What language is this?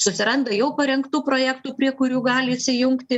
Lithuanian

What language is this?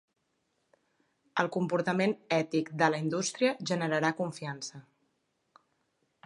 Catalan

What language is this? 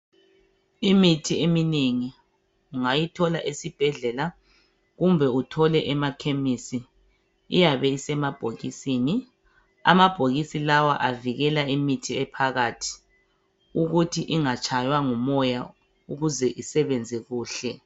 North Ndebele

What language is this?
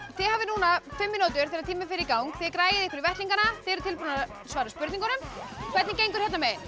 Icelandic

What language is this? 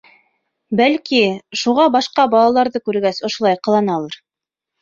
Bashkir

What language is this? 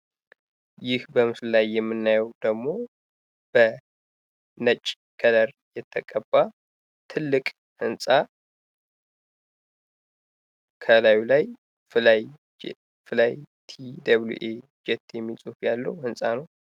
Amharic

